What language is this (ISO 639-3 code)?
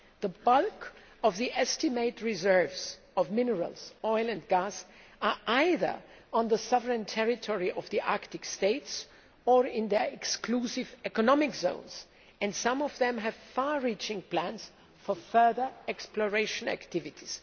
eng